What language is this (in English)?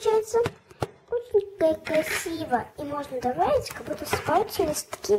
Russian